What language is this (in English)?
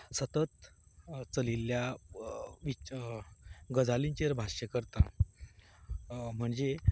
Konkani